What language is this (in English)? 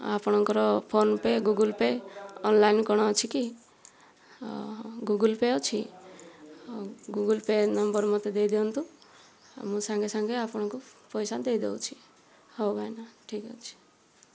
Odia